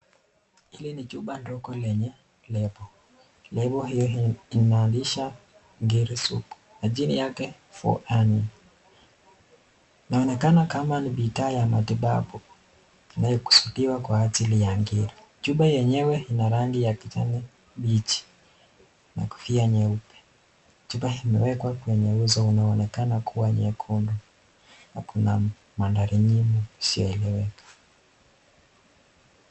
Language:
Swahili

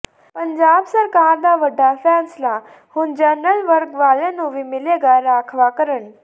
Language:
Punjabi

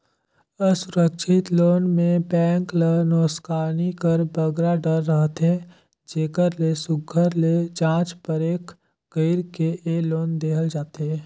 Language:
Chhattisgarhi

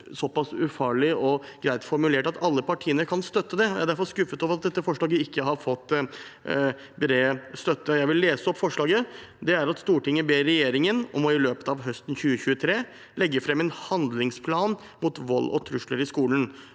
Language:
Norwegian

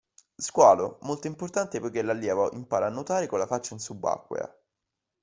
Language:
Italian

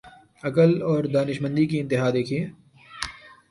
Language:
Urdu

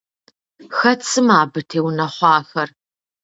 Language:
Kabardian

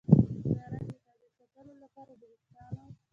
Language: Pashto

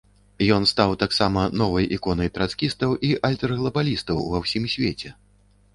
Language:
Belarusian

